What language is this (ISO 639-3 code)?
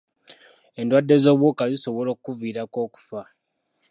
lug